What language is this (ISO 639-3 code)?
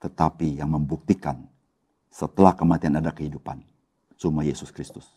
ind